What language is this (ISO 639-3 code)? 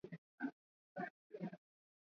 swa